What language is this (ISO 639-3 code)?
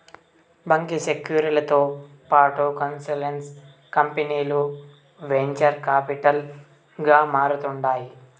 tel